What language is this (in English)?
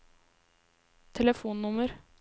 Norwegian